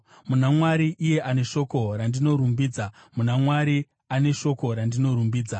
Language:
Shona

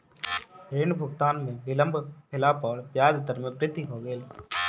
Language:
Maithili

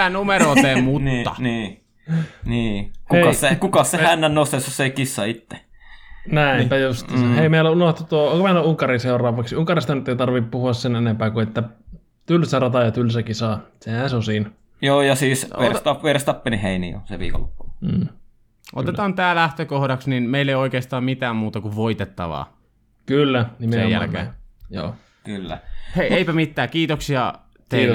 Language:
Finnish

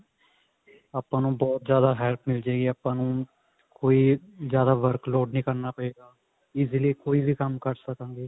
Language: Punjabi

